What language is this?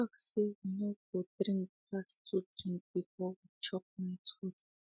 Nigerian Pidgin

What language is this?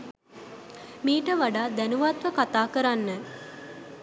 Sinhala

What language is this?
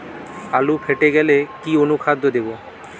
Bangla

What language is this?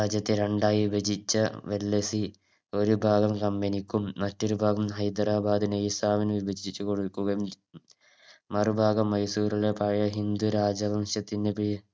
Malayalam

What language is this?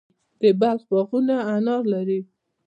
Pashto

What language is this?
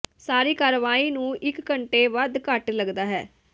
Punjabi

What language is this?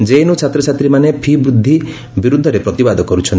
Odia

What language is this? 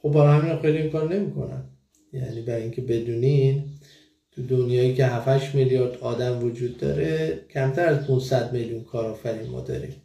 Persian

